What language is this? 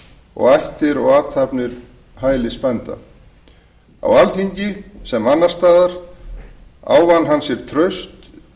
Icelandic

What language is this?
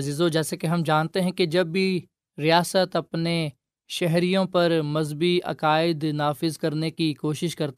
Urdu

